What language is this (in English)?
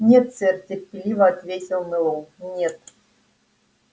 Russian